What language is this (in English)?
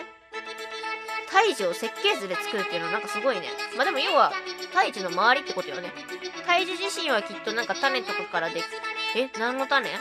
Japanese